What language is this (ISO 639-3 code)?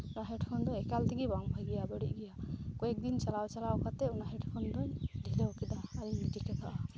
sat